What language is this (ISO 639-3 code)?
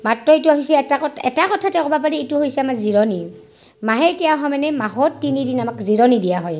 asm